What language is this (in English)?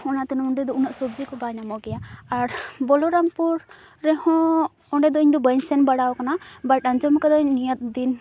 Santali